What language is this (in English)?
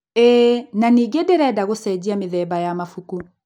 Kikuyu